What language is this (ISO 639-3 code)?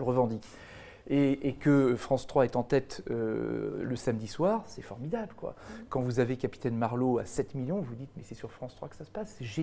fra